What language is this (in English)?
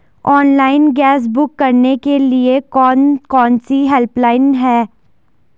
Hindi